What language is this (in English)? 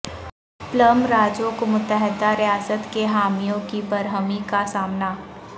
Urdu